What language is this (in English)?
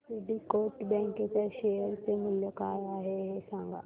Marathi